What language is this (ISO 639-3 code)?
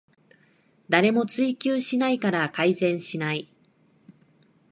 jpn